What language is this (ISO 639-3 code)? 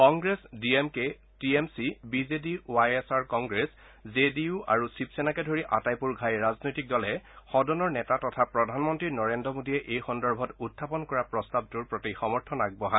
asm